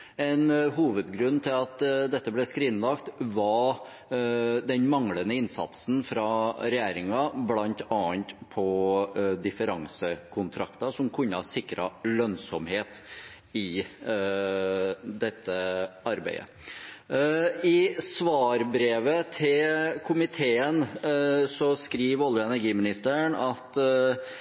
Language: Norwegian Bokmål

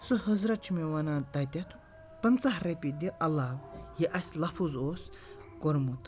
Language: Kashmiri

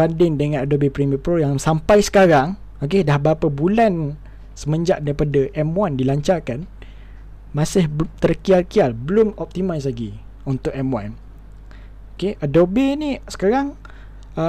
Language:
Malay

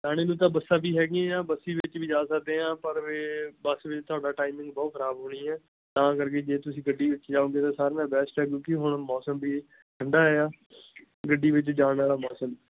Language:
Punjabi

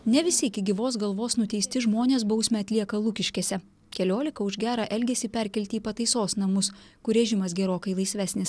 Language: Lithuanian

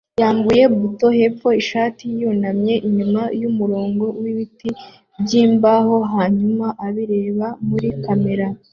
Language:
Kinyarwanda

